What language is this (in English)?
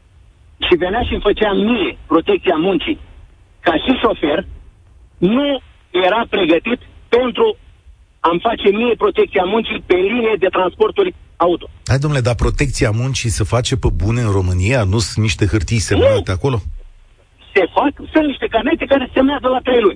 Romanian